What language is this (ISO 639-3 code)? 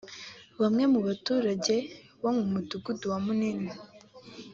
kin